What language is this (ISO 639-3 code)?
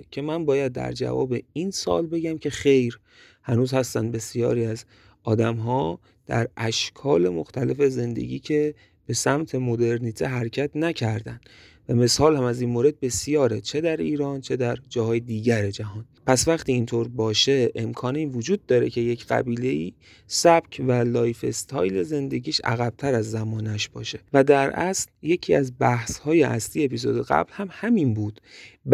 fas